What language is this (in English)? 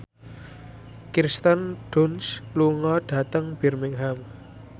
Javanese